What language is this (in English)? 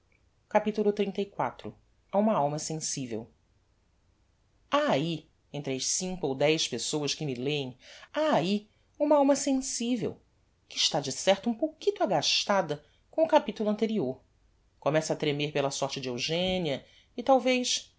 Portuguese